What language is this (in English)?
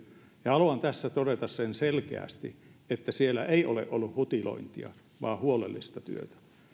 Finnish